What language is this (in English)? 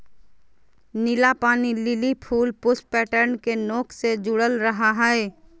Magahi